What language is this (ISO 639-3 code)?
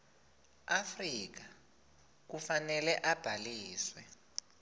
ssw